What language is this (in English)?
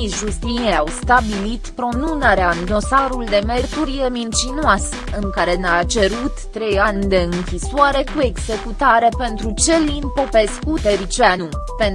Romanian